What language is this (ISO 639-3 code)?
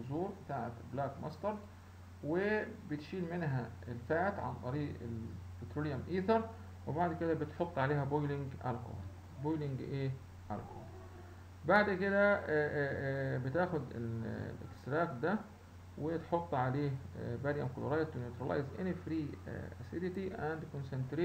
ara